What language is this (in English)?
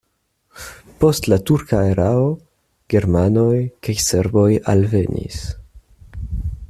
Esperanto